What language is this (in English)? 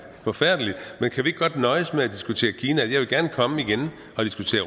Danish